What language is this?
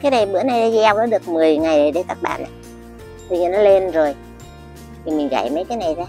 Vietnamese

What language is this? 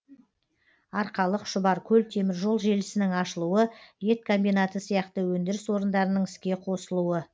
Kazakh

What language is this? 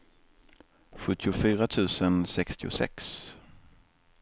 Swedish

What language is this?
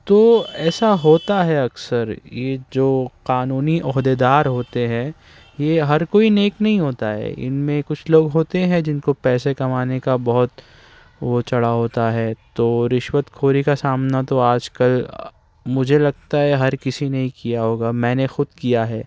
Urdu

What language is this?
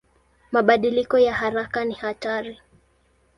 Swahili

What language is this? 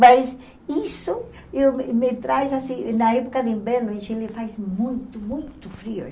Portuguese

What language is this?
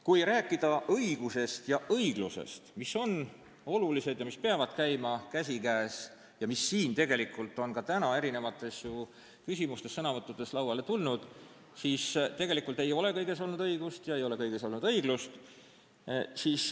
Estonian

